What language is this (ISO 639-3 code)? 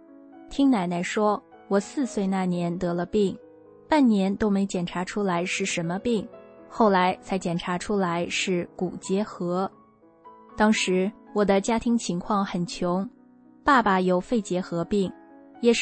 zho